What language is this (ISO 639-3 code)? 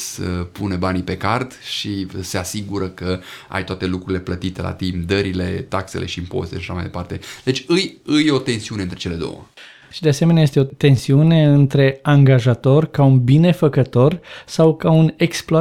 ron